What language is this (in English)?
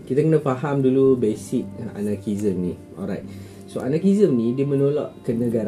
Malay